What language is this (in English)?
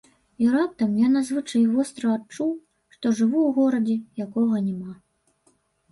Belarusian